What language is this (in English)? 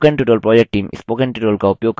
Hindi